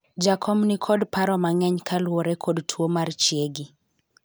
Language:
Luo (Kenya and Tanzania)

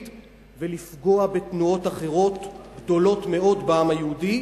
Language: Hebrew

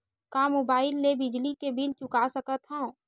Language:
Chhattisgarhi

